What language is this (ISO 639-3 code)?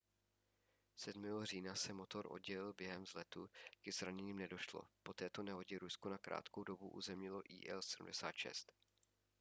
ces